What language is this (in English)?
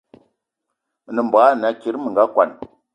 Eton (Cameroon)